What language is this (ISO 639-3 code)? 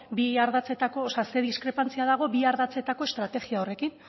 eus